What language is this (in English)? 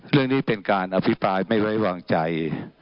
Thai